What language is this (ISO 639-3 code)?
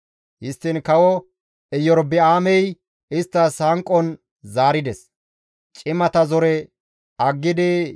gmv